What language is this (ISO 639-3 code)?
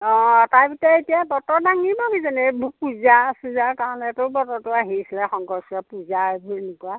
asm